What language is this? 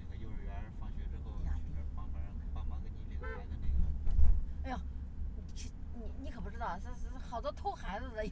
Chinese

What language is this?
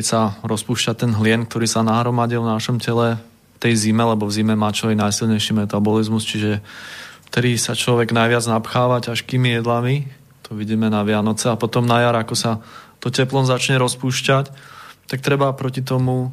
Slovak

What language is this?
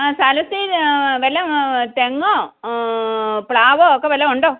Malayalam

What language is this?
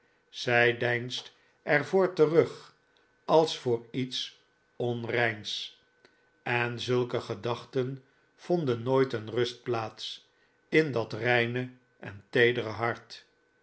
Dutch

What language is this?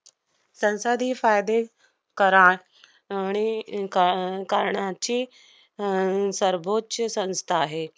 Marathi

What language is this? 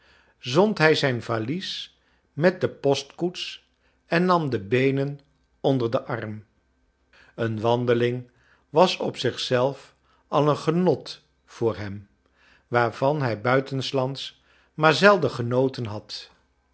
Dutch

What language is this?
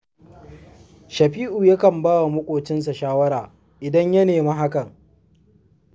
Hausa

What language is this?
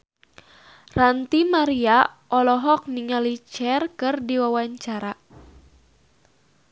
Sundanese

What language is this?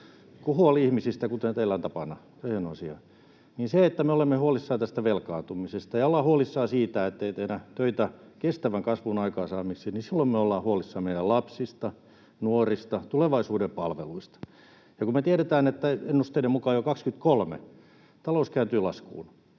Finnish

